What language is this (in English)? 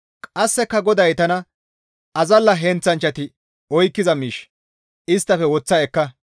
Gamo